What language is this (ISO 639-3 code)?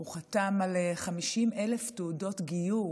heb